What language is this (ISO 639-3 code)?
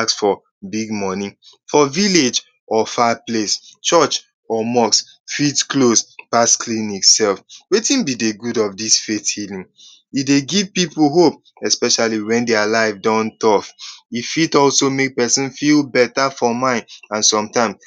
pcm